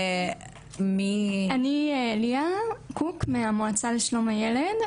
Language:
Hebrew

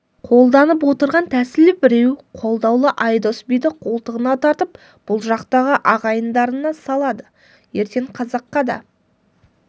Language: Kazakh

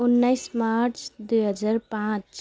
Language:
Nepali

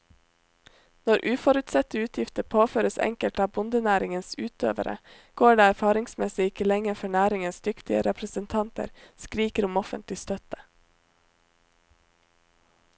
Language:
Norwegian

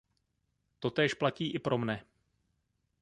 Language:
Czech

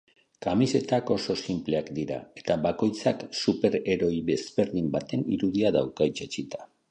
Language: Basque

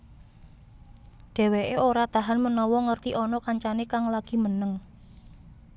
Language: Javanese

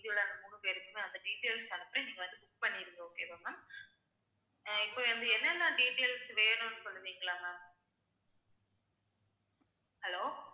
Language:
Tamil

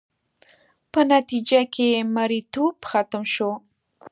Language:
Pashto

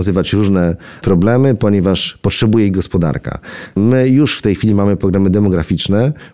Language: Polish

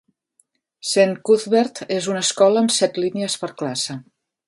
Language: Catalan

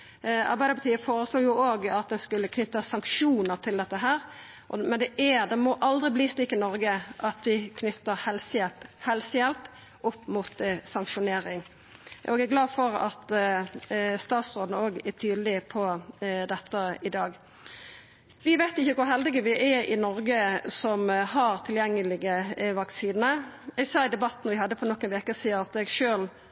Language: Norwegian Nynorsk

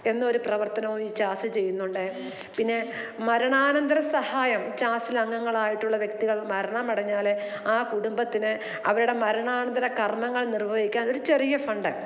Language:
Malayalam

